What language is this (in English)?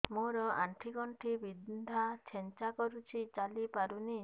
Odia